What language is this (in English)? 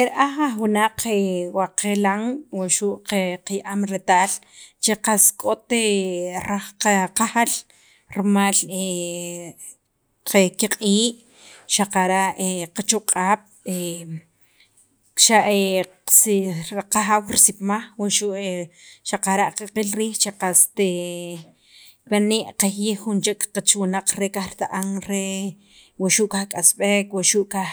Sacapulteco